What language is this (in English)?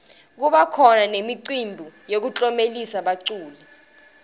Swati